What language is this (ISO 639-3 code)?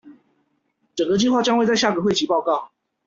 zho